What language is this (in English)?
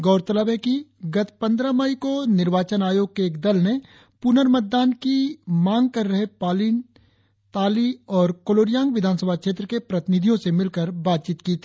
Hindi